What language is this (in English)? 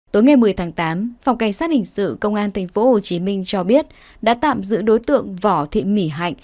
Vietnamese